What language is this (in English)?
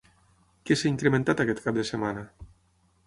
Catalan